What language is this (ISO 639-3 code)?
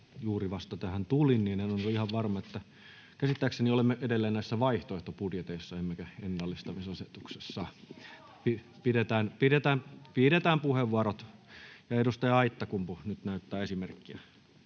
fin